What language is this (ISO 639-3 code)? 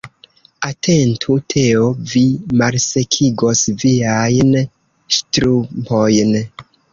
epo